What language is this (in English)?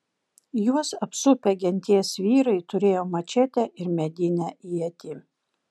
Lithuanian